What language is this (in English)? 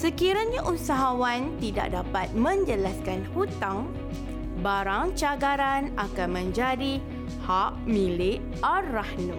Malay